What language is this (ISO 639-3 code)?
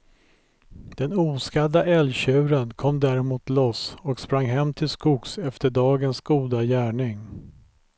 swe